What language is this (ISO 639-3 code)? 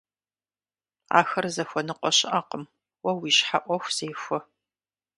kbd